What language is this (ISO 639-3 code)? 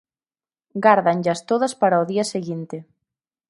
glg